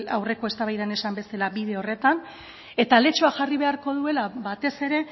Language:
Basque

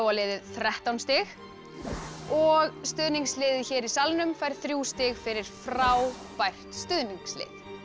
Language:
Icelandic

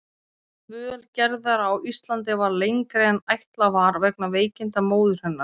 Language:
Icelandic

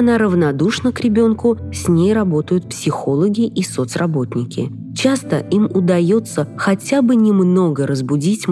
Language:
Russian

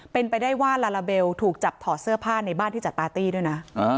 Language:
Thai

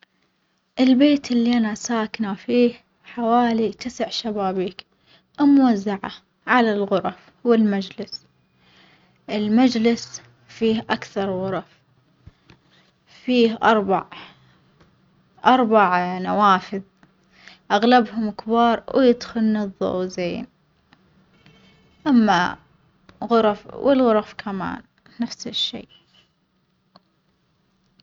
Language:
Omani Arabic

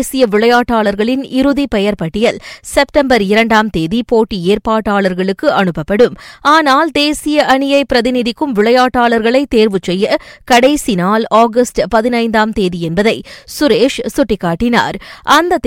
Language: Tamil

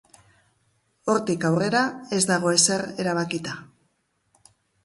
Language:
Basque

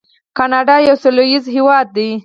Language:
Pashto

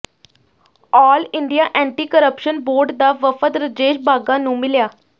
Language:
Punjabi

